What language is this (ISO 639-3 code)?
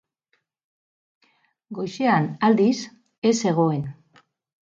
eus